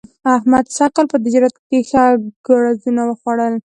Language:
Pashto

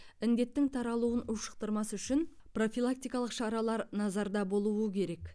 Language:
Kazakh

